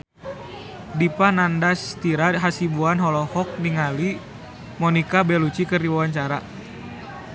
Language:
Sundanese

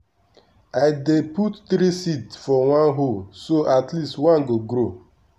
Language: Nigerian Pidgin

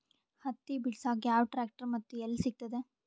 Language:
Kannada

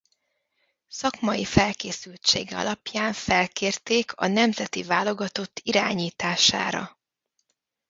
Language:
Hungarian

